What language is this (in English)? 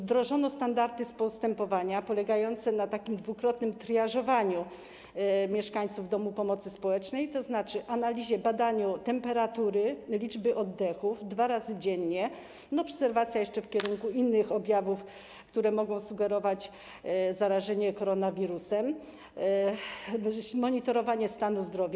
Polish